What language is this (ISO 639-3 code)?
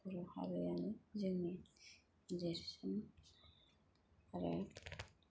brx